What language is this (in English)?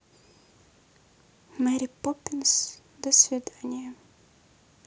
Russian